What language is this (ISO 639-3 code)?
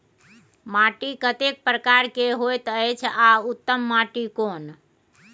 mai